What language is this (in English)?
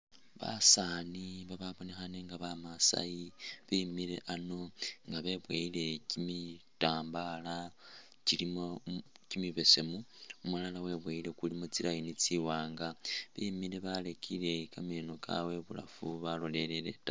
Masaaba